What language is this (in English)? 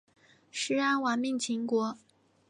Chinese